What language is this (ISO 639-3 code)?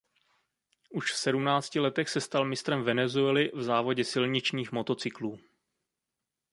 ces